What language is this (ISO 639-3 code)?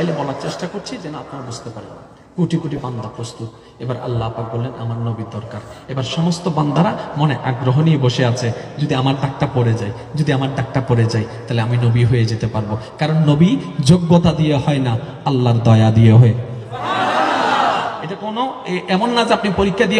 ron